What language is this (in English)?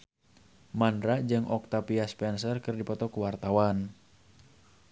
Sundanese